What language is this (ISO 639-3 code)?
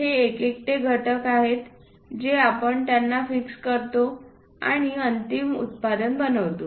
mar